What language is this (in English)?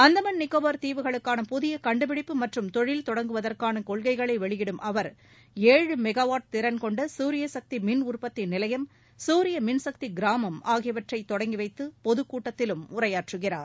Tamil